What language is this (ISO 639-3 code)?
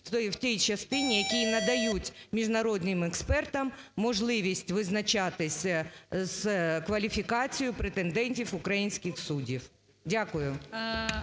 ukr